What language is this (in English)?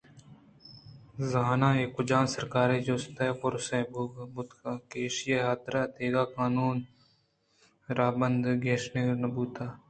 Eastern Balochi